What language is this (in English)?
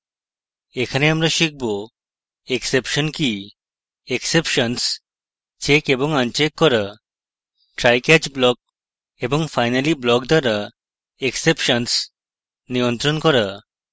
Bangla